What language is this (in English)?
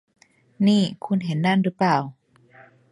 Thai